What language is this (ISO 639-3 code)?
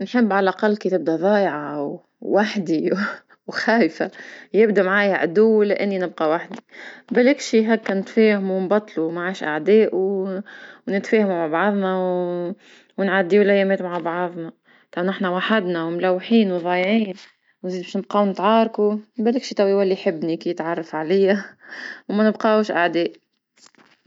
aeb